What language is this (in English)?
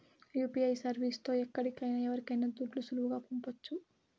Telugu